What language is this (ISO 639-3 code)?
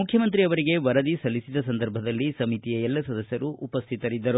kan